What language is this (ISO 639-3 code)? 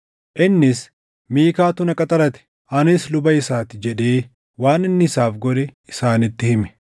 orm